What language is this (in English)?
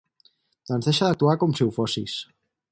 Catalan